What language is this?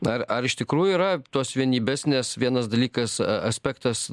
Lithuanian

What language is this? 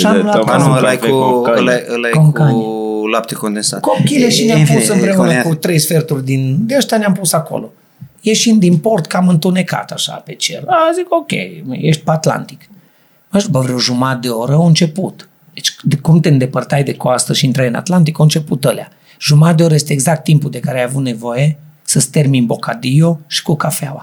Romanian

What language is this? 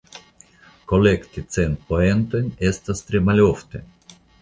Esperanto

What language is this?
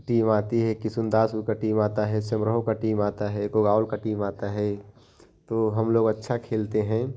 Hindi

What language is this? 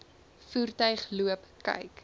Afrikaans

